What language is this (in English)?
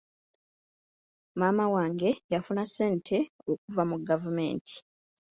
Ganda